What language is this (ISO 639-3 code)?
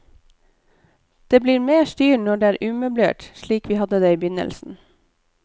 nor